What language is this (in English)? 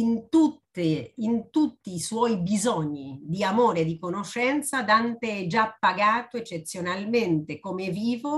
Italian